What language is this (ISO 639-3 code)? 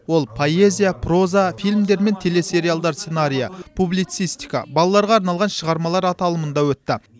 kaz